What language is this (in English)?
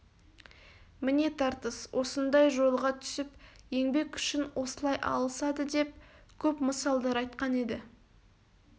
Kazakh